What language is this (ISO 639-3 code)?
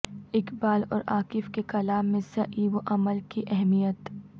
urd